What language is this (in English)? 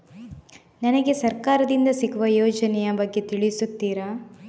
Kannada